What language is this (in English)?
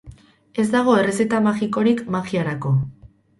Basque